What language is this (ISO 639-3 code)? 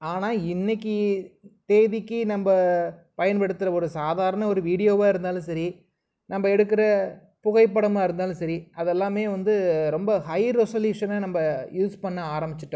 tam